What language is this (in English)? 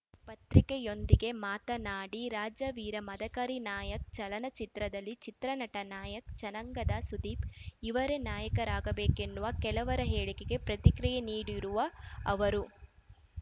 Kannada